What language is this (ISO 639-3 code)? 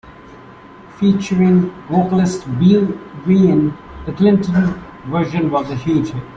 eng